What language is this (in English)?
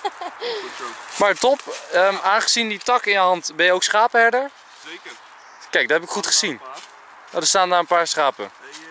Dutch